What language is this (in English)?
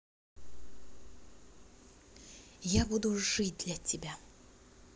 Russian